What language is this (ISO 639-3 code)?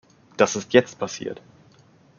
deu